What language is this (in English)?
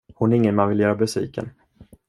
Swedish